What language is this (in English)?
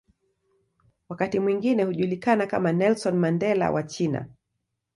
Swahili